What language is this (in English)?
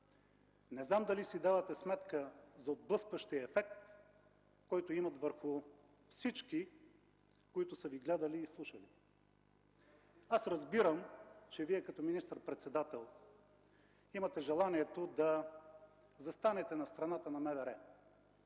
Bulgarian